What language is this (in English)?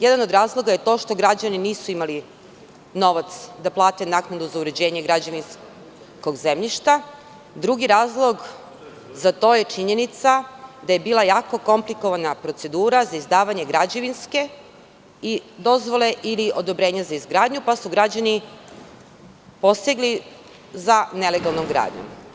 Serbian